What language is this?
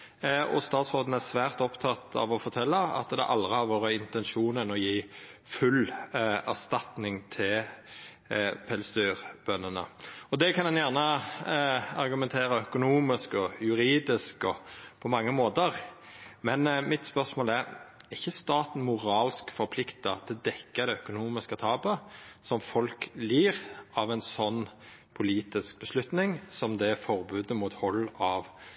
Norwegian Nynorsk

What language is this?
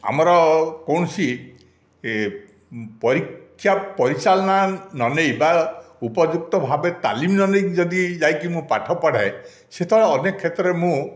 Odia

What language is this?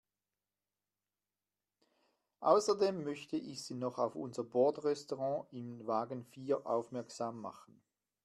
German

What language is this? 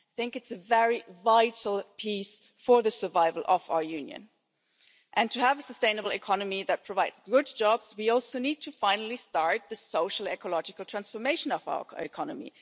English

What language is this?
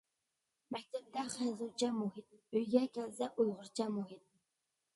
Uyghur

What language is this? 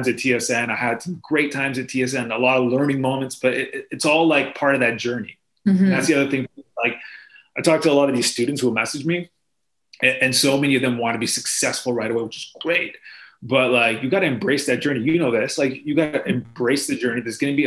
English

